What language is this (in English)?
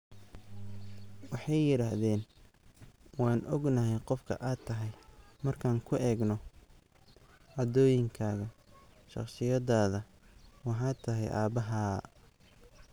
Somali